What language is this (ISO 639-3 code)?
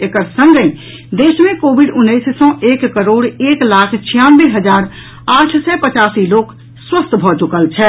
mai